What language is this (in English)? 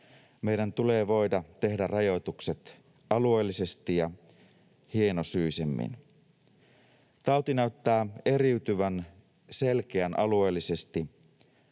Finnish